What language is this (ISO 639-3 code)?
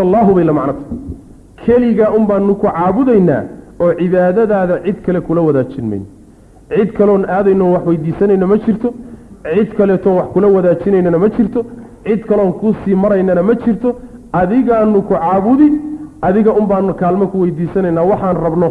ara